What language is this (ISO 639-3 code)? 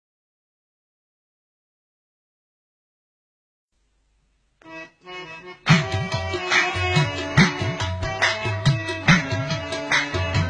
ara